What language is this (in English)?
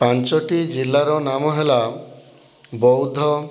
Odia